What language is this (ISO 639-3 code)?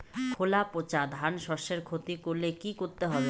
ben